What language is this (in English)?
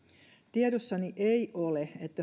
Finnish